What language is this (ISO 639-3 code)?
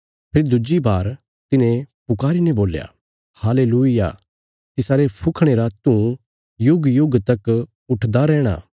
kfs